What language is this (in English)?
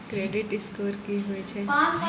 Maithili